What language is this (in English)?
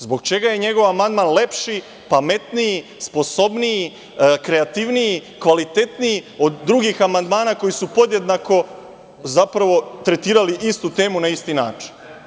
Serbian